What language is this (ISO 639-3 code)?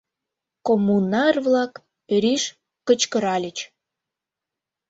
chm